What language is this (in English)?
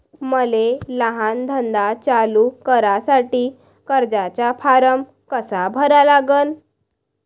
Marathi